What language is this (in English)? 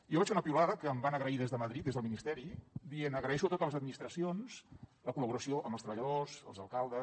Catalan